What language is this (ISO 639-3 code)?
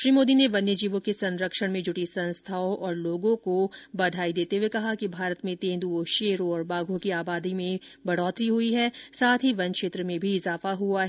hin